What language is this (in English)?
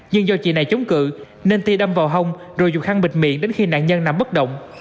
Vietnamese